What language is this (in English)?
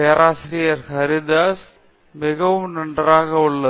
Tamil